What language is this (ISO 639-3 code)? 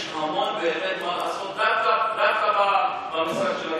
heb